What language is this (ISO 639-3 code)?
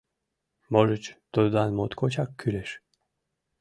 chm